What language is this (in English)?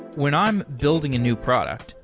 English